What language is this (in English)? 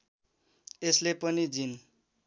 Nepali